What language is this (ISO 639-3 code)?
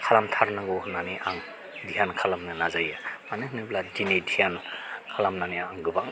brx